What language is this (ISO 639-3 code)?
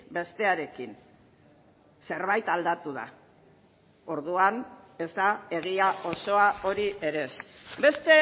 eus